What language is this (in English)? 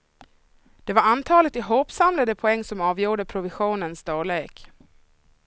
Swedish